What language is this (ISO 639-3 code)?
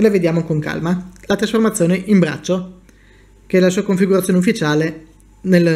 ita